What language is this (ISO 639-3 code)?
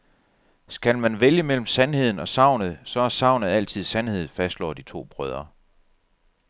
dan